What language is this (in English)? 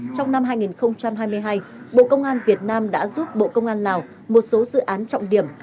Vietnamese